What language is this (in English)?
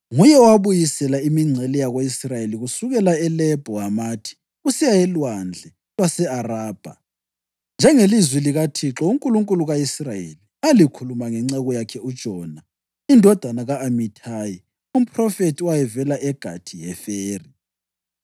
North Ndebele